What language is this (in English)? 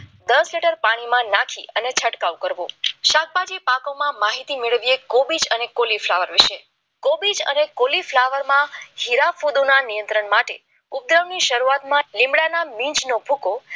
Gujarati